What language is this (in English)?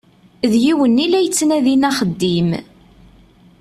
Kabyle